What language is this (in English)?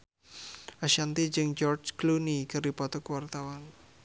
Sundanese